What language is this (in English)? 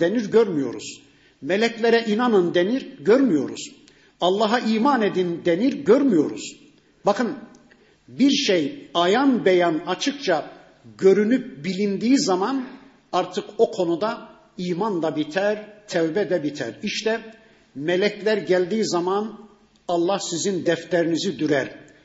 Turkish